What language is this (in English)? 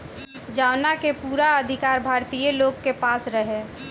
Bhojpuri